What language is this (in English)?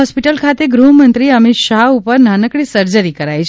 Gujarati